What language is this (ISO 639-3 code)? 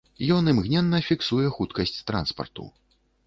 bel